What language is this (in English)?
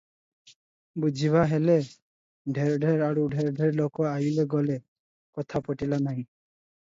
Odia